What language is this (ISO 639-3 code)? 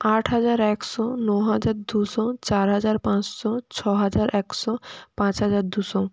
ben